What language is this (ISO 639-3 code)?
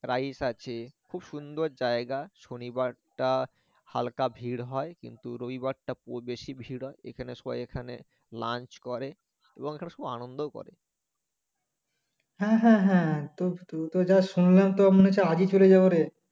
ben